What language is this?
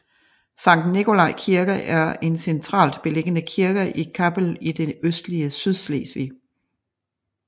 Danish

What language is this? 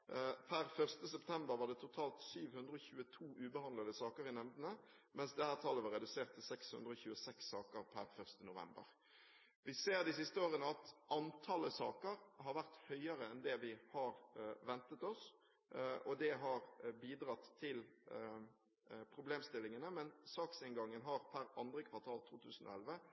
Norwegian Bokmål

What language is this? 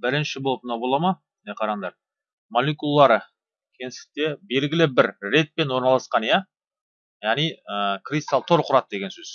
Turkish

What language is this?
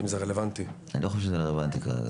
Hebrew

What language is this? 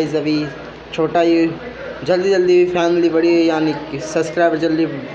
Hindi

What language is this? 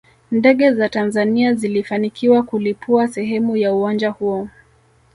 Swahili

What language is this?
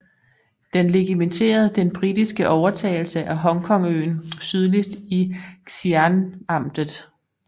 Danish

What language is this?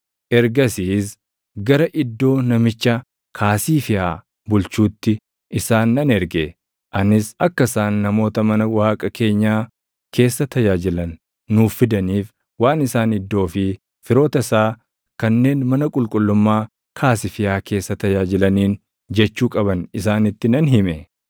Oromo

